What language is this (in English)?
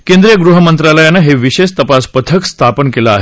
Marathi